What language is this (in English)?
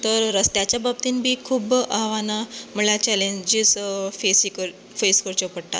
Konkani